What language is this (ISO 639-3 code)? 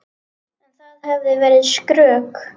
isl